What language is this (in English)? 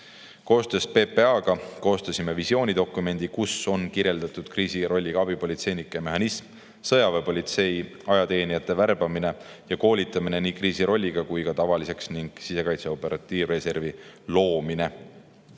Estonian